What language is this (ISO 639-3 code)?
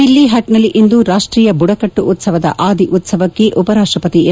kan